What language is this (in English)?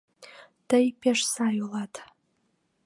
Mari